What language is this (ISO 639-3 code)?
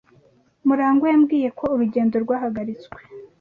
kin